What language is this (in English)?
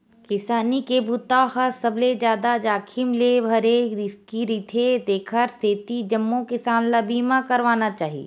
Chhattisgarhi